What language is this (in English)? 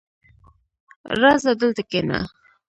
Pashto